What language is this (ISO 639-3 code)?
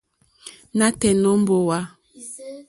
bri